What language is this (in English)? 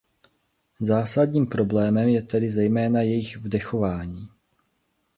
Czech